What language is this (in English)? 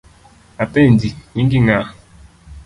Luo (Kenya and Tanzania)